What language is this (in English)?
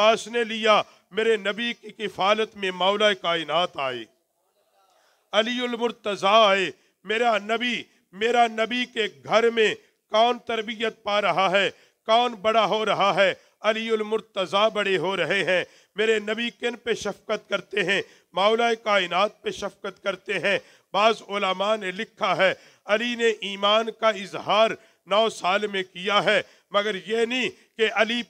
Arabic